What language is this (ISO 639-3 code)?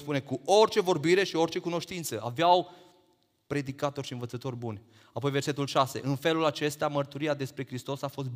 ron